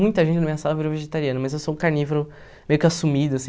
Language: Portuguese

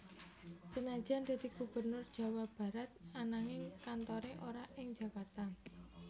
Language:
Javanese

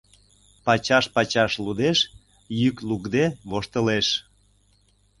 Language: Mari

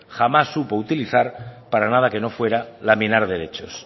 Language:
Spanish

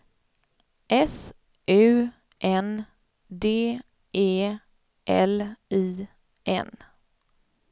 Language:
Swedish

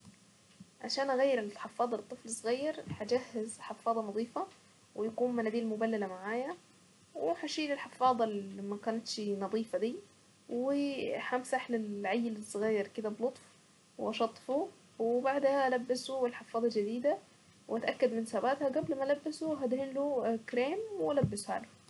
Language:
Saidi Arabic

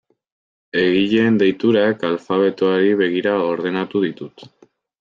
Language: Basque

